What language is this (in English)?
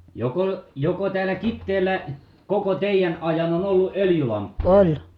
Finnish